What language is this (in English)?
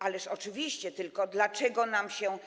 Polish